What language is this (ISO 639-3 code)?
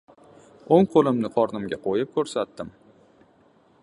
uzb